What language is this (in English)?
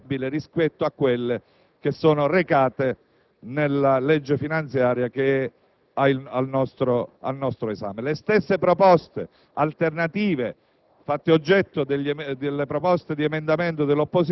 Italian